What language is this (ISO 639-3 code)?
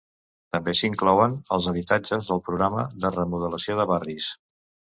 cat